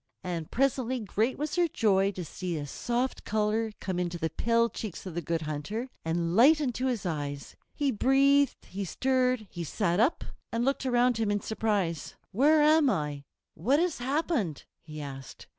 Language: English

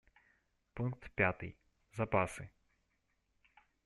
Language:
Russian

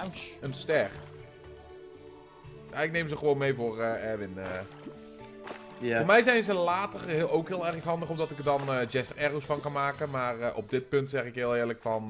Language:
Dutch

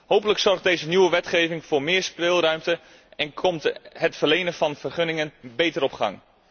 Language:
Dutch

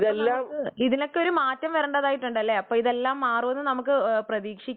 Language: Malayalam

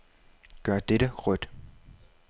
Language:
Danish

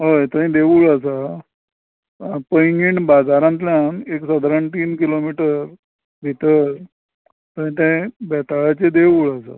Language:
Konkani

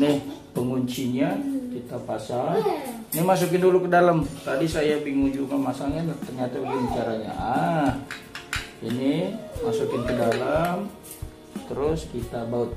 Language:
Indonesian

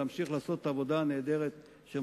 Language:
Hebrew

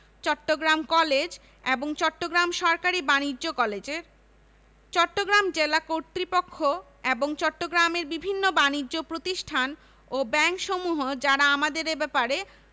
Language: Bangla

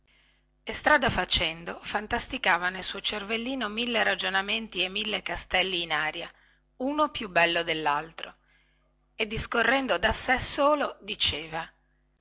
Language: Italian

